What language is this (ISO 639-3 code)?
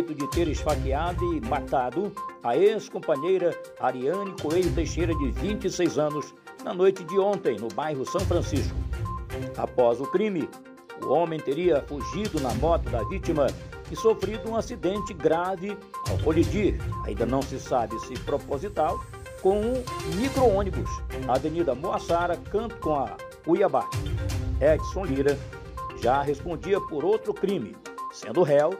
por